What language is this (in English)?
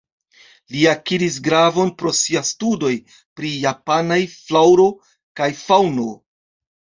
Esperanto